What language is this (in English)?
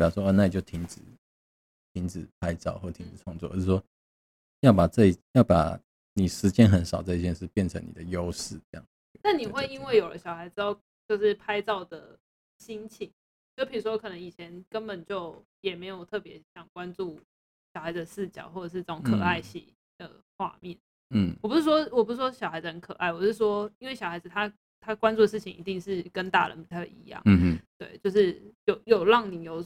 Chinese